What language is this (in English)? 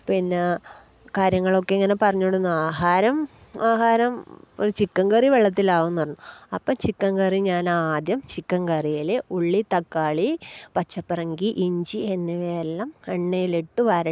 Malayalam